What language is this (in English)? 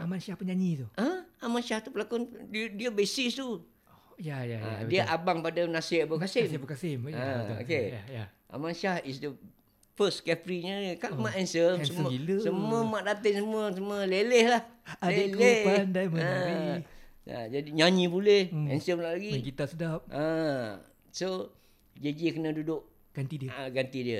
Malay